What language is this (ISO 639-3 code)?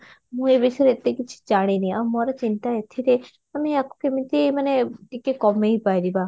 ori